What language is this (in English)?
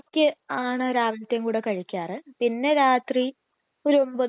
Malayalam